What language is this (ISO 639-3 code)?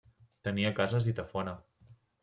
cat